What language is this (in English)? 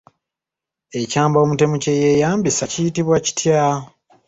Ganda